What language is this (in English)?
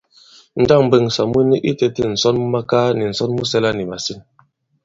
Bankon